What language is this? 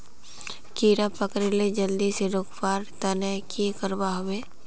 Magahi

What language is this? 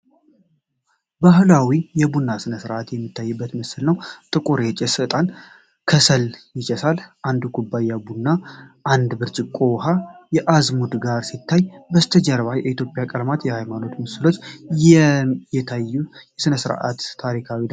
Amharic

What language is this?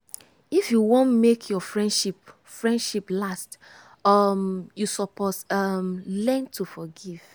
Nigerian Pidgin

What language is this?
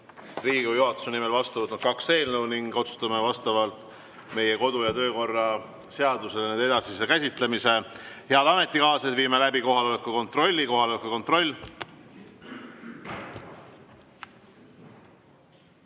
Estonian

